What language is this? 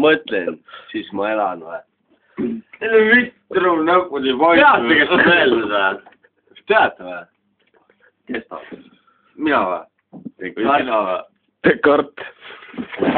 Arabic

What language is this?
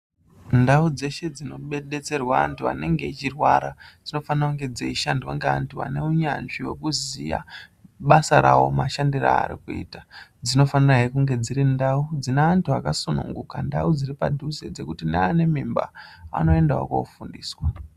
Ndau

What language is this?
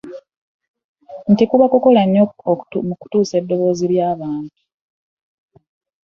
Ganda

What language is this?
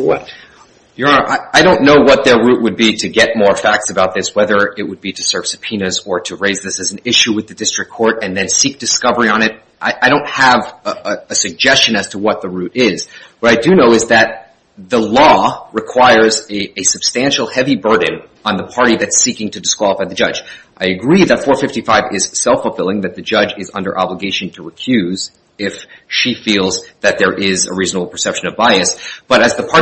English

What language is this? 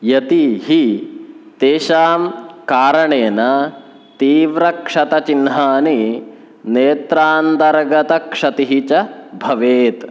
Sanskrit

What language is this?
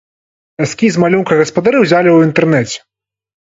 Belarusian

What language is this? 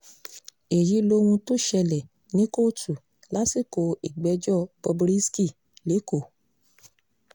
Yoruba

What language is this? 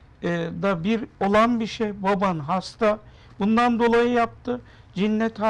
Turkish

